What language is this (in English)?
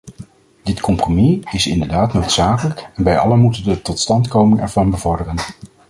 Dutch